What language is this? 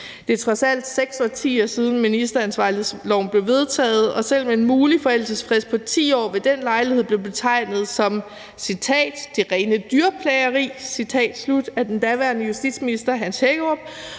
Danish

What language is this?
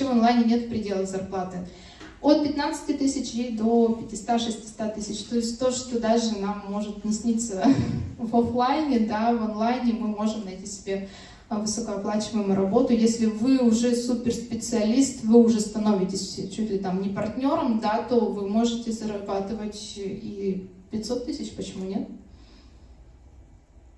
Russian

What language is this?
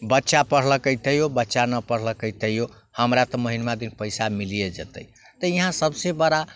Maithili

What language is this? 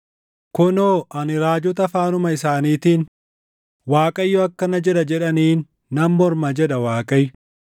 Oromo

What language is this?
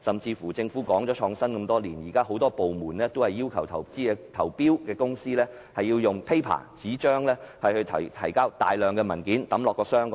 Cantonese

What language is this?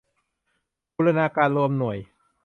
Thai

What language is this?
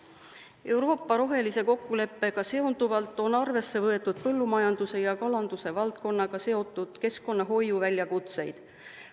Estonian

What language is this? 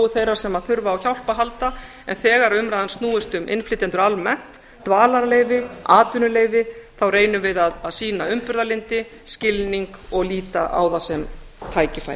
Icelandic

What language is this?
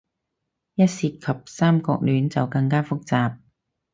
Cantonese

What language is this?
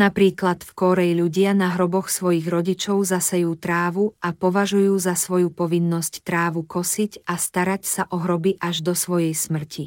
Slovak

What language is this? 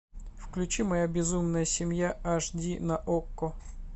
Russian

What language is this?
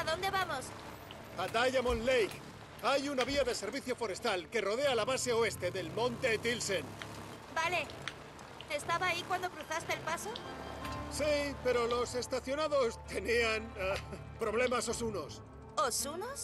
Spanish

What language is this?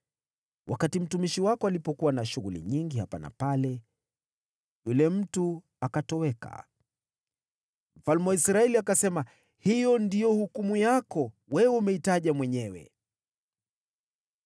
Swahili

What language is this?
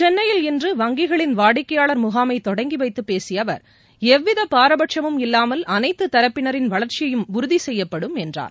Tamil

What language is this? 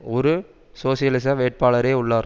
Tamil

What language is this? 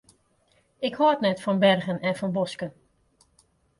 Western Frisian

